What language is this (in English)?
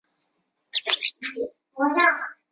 Chinese